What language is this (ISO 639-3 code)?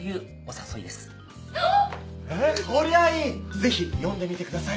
jpn